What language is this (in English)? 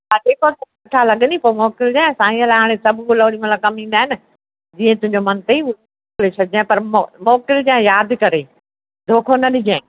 Sindhi